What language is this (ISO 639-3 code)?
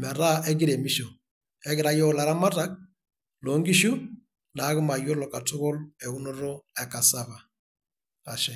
mas